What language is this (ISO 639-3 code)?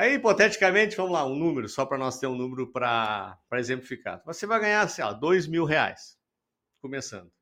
por